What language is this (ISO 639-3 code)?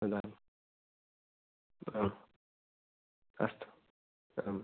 san